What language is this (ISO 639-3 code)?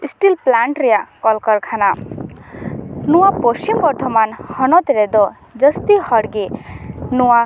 sat